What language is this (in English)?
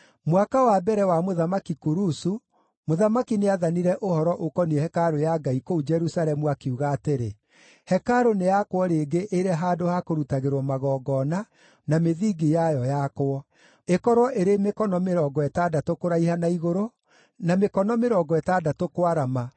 Kikuyu